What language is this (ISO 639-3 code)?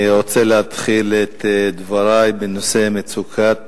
heb